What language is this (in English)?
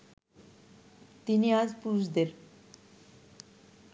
Bangla